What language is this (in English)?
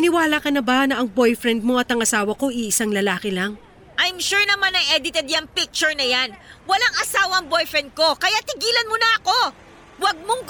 Filipino